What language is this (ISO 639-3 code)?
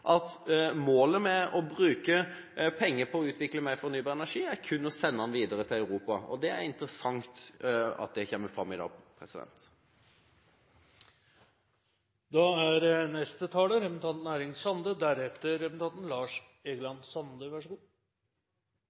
nor